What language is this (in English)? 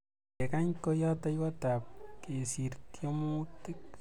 Kalenjin